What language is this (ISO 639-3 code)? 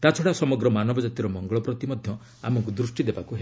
ori